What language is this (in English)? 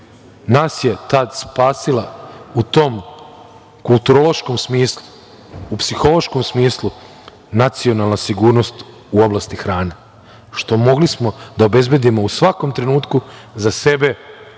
Serbian